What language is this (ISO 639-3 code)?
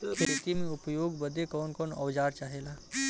bho